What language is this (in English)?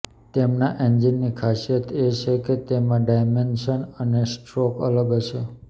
Gujarati